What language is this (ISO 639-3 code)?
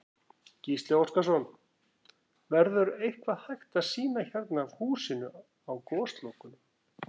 isl